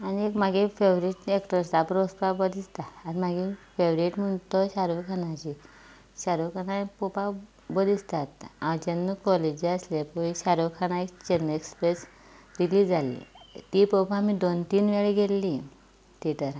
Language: Konkani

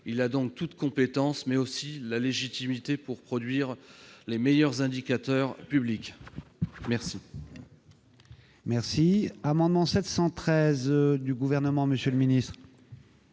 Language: French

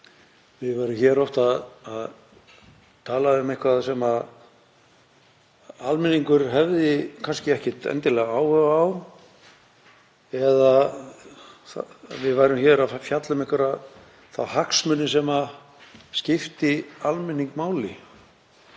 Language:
Icelandic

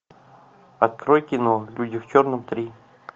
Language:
Russian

